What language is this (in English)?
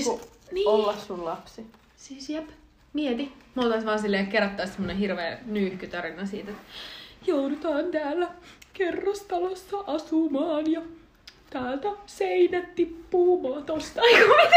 Finnish